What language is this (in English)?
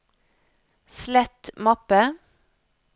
Norwegian